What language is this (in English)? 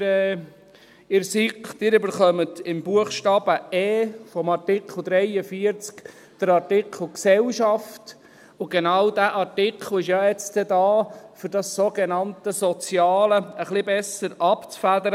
Swiss German